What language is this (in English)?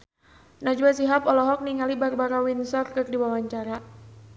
Sundanese